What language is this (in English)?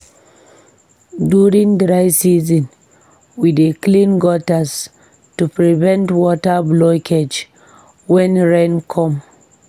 Nigerian Pidgin